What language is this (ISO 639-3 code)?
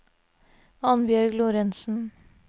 nor